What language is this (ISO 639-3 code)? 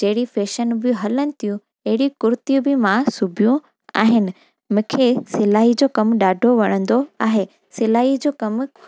snd